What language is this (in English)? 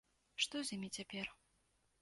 Belarusian